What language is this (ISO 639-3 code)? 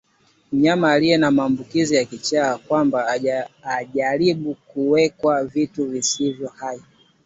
swa